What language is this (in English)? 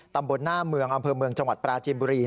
Thai